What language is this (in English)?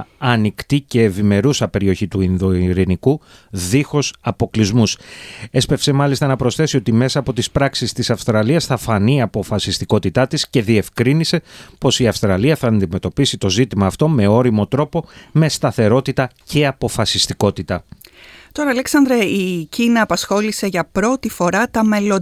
Greek